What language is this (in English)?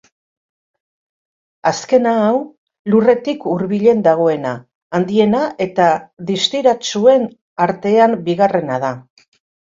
Basque